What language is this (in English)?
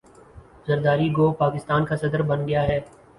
Urdu